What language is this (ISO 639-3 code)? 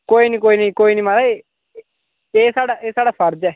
doi